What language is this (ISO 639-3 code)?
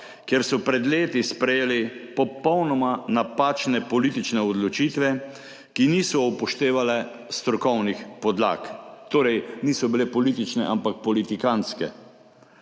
slv